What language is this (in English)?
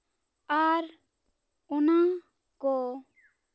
Santali